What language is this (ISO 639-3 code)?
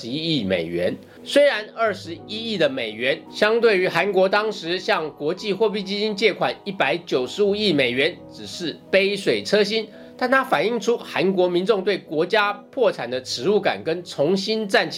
zho